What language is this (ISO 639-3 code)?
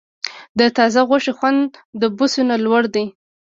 pus